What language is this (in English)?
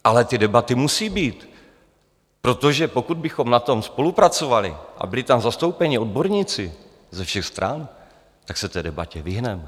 Czech